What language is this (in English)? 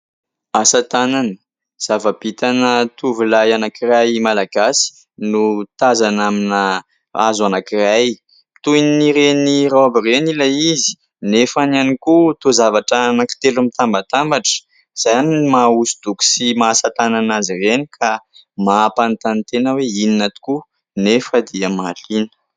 Malagasy